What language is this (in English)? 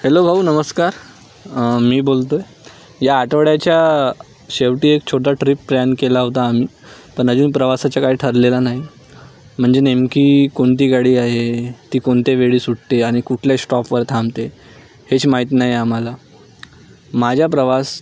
Marathi